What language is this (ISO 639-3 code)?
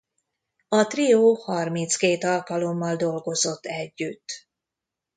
hun